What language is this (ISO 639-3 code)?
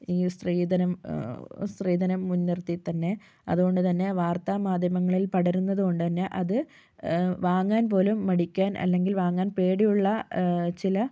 mal